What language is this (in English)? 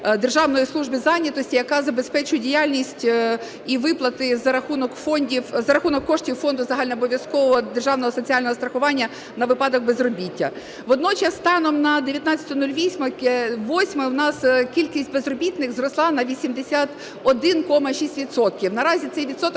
Ukrainian